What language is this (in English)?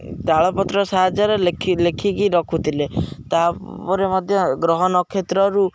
Odia